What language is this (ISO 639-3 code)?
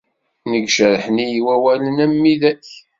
kab